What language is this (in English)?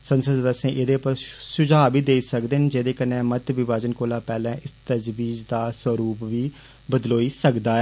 Dogri